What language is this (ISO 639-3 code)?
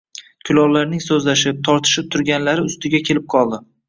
uzb